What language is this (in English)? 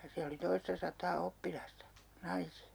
Finnish